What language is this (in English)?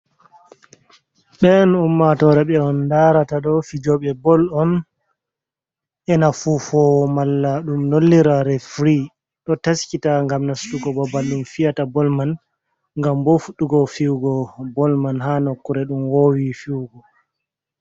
Fula